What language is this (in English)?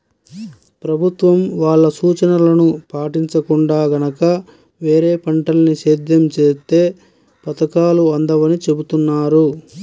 Telugu